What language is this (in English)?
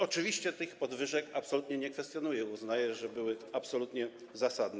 Polish